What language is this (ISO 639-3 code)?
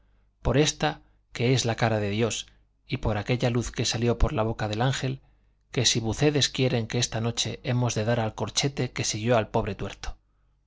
spa